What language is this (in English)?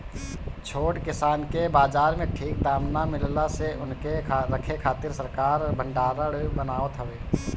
Bhojpuri